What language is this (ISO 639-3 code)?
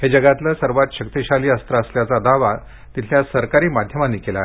mar